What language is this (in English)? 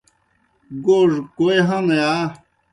Kohistani Shina